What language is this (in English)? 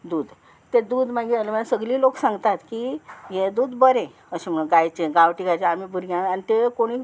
Konkani